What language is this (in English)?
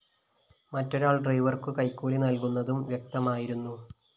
Malayalam